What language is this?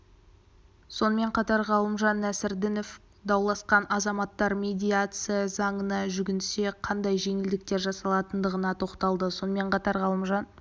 Kazakh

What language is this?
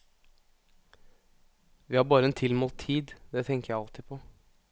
Norwegian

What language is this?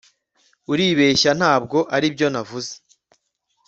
Kinyarwanda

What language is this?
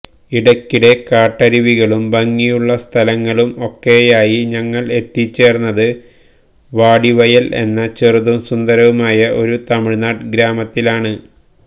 Malayalam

